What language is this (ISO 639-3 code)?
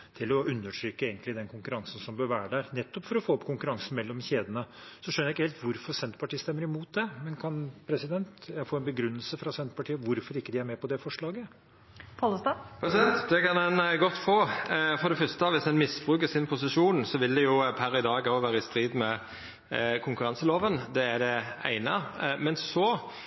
nor